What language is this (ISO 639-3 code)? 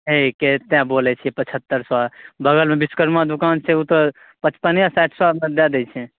mai